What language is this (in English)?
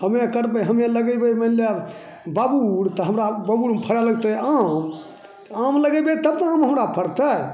Maithili